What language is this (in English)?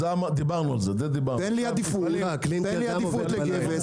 Hebrew